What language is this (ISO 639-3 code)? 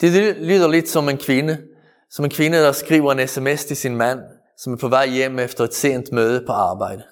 dan